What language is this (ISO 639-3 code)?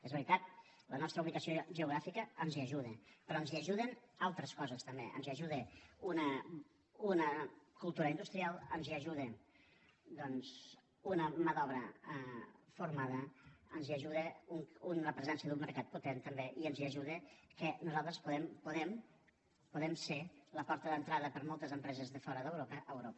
cat